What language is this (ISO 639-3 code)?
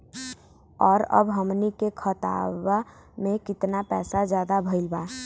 bho